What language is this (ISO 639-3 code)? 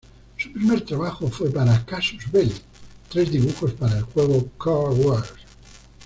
spa